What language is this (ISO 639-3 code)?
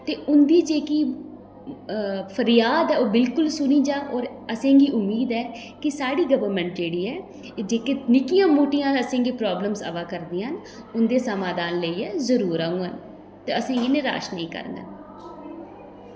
doi